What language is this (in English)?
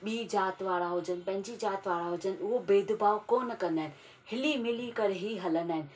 Sindhi